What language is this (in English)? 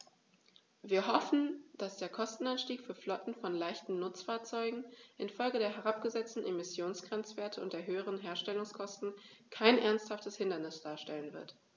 German